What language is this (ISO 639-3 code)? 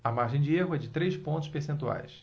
por